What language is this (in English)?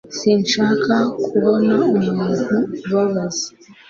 Kinyarwanda